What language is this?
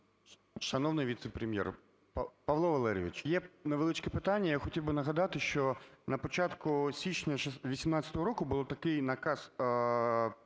Ukrainian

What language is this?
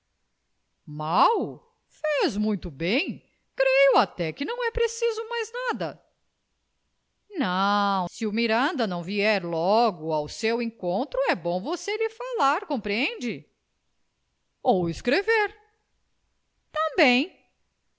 Portuguese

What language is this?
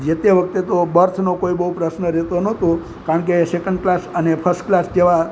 Gujarati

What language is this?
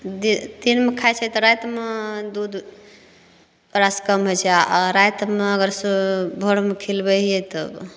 Maithili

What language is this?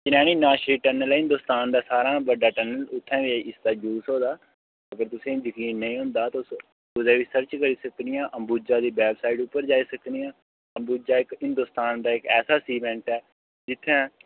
Dogri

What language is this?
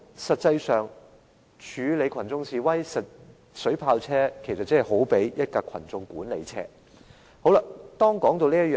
Cantonese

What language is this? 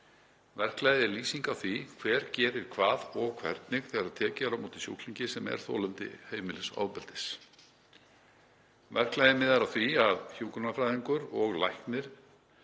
Icelandic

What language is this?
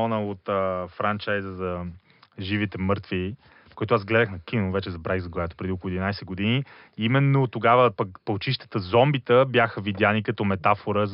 Bulgarian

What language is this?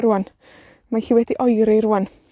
Welsh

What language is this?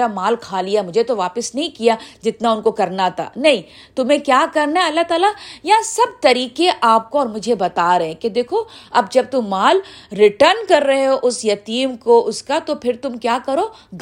Urdu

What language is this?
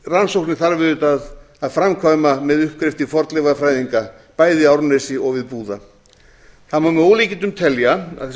Icelandic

